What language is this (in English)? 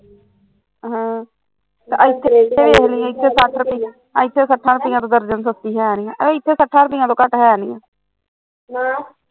Punjabi